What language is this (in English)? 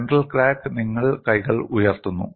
Malayalam